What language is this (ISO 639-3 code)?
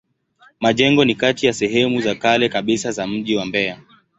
swa